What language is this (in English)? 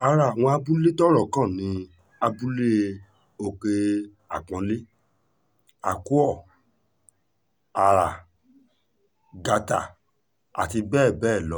Yoruba